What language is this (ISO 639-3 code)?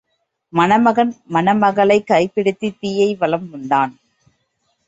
tam